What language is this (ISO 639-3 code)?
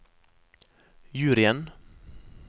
nor